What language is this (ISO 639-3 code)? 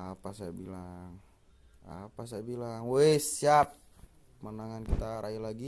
ind